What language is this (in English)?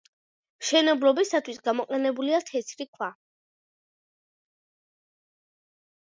Georgian